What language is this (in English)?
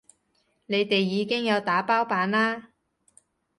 Cantonese